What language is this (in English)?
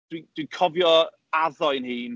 Welsh